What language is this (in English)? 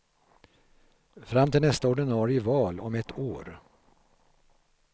Swedish